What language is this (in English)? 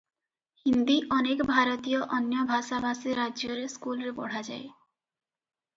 Odia